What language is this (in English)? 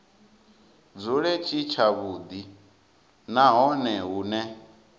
Venda